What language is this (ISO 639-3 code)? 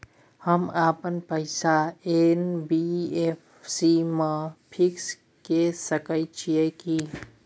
mai